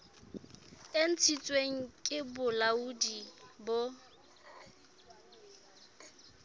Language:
Southern Sotho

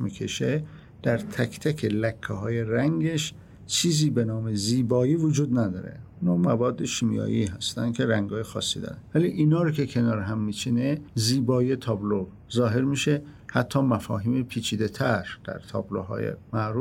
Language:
Persian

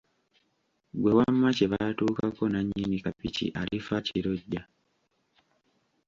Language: Ganda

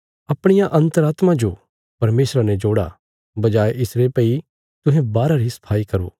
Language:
Bilaspuri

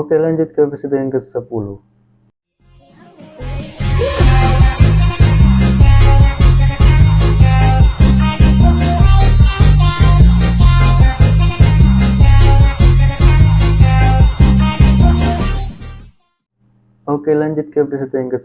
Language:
Indonesian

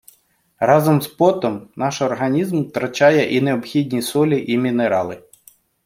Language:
Ukrainian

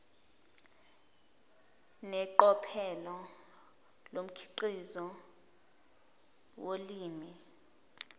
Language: Zulu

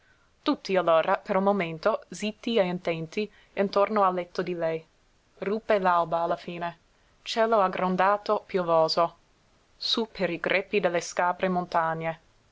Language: Italian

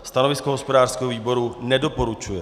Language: Czech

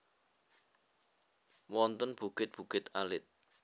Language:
Javanese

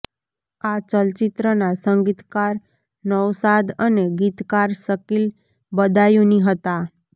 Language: Gujarati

